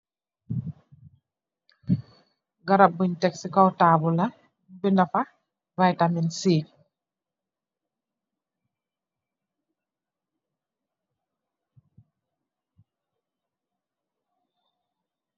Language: Wolof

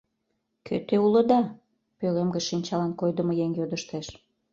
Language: Mari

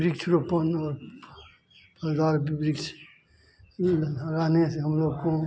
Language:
Hindi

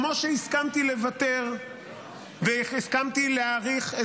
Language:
Hebrew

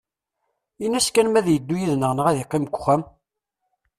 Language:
Kabyle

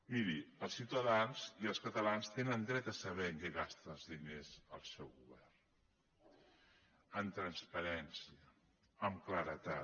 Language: Catalan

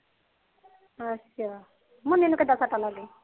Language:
Punjabi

